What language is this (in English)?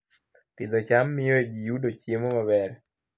Luo (Kenya and Tanzania)